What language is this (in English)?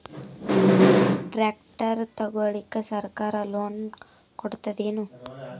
Kannada